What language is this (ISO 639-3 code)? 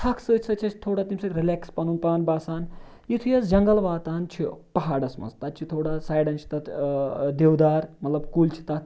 kas